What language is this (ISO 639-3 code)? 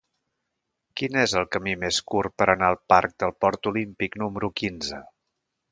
cat